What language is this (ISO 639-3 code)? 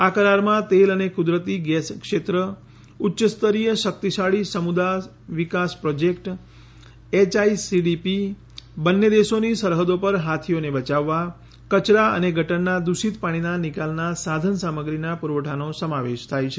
guj